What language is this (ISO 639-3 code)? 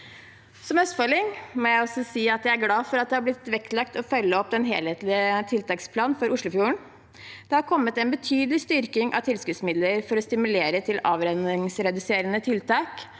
nor